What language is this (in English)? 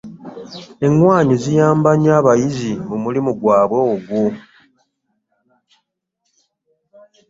Ganda